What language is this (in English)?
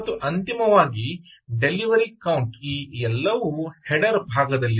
Kannada